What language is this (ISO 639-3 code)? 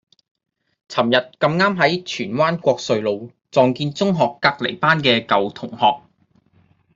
yue